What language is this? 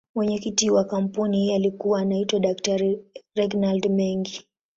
Swahili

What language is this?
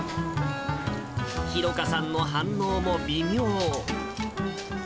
Japanese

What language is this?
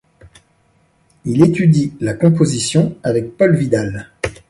French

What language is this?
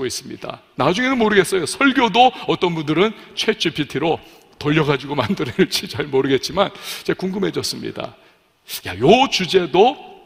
Korean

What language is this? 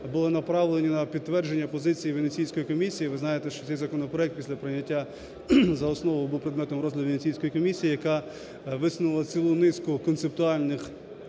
Ukrainian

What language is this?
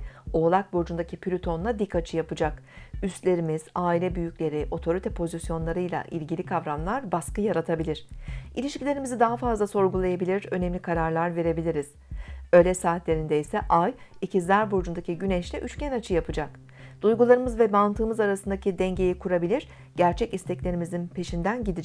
Turkish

